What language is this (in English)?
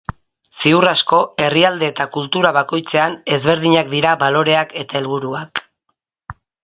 Basque